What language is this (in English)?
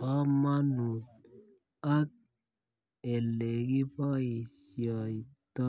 Kalenjin